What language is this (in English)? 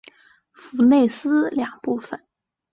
Chinese